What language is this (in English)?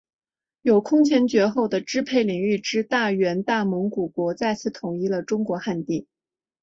Chinese